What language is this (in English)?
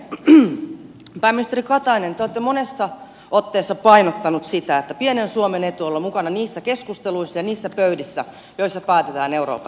Finnish